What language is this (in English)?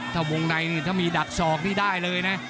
Thai